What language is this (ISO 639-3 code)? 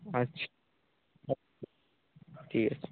ben